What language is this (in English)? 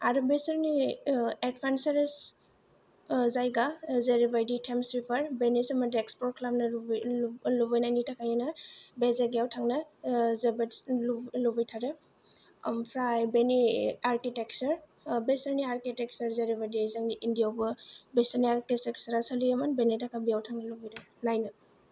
Bodo